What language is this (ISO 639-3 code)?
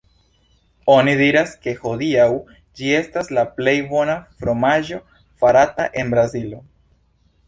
epo